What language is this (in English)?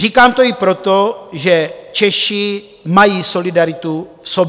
Czech